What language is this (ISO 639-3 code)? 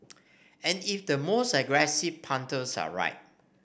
eng